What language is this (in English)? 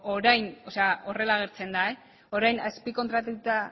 Basque